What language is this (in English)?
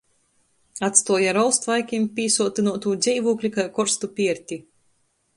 Latgalian